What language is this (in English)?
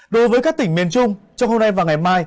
Vietnamese